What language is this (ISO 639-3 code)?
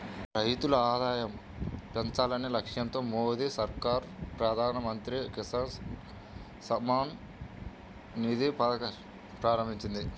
tel